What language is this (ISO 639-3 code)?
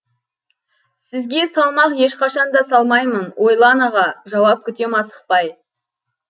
kaz